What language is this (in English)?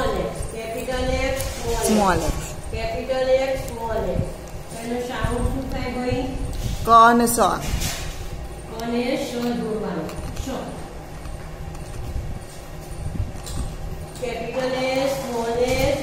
Hindi